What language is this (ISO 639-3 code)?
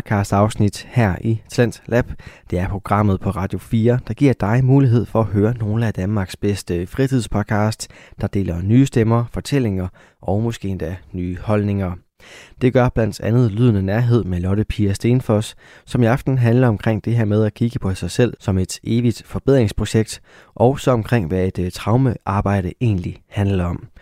dan